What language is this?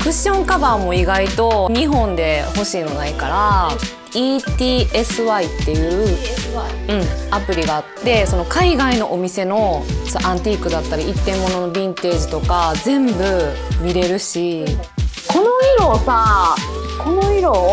Japanese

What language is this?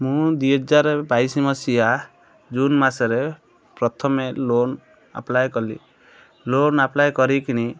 Odia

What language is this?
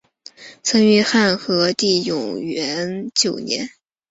Chinese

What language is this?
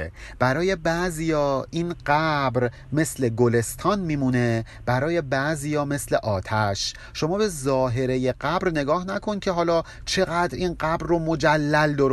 Persian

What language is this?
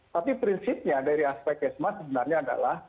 Indonesian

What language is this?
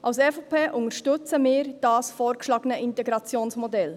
Swiss German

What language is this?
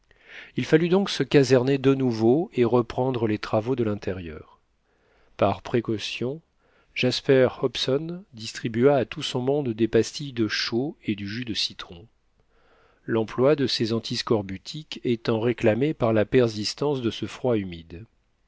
French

